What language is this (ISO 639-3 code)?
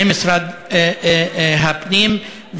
heb